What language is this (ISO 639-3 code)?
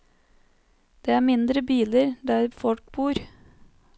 nor